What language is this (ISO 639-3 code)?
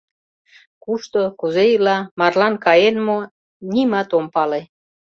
chm